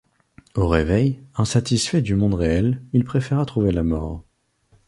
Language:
French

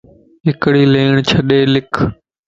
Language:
Lasi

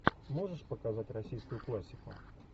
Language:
Russian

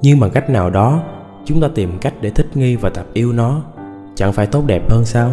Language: Vietnamese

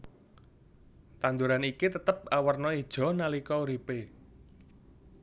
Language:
Javanese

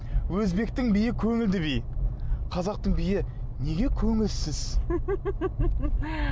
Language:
Kazakh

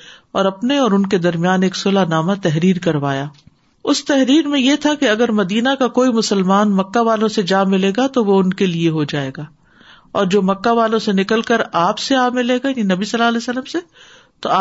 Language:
Urdu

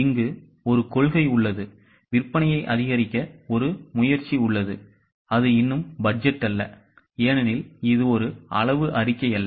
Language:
Tamil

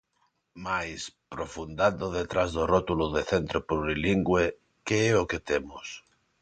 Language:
Galician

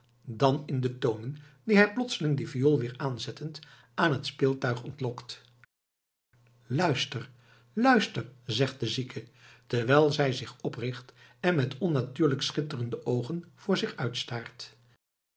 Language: Dutch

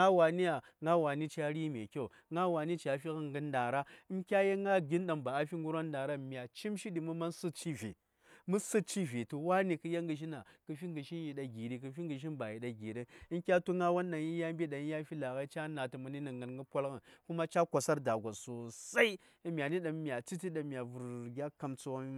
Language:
Saya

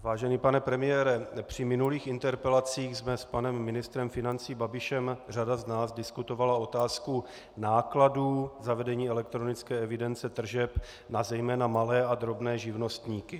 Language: Czech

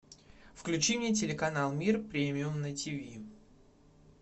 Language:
Russian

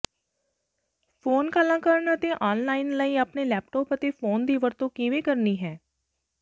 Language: Punjabi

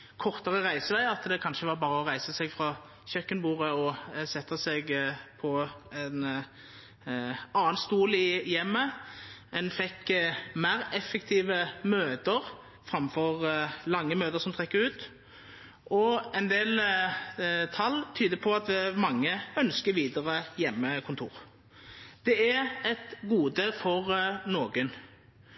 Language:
Norwegian Nynorsk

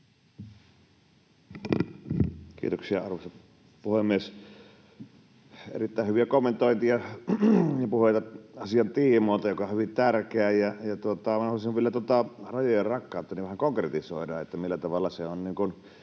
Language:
Finnish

